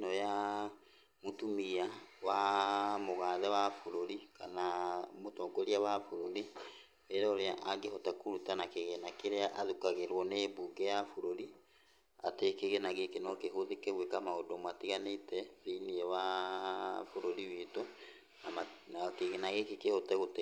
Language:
Kikuyu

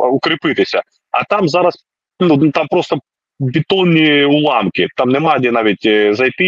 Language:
Ukrainian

